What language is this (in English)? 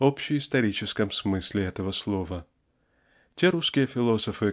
Russian